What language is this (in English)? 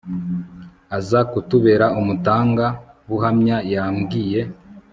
Kinyarwanda